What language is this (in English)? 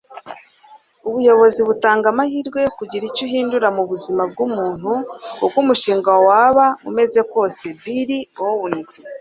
Kinyarwanda